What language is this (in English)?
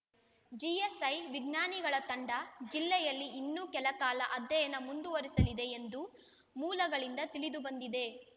Kannada